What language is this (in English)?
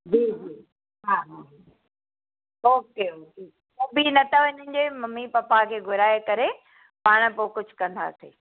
Sindhi